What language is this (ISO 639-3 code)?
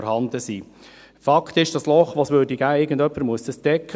gsw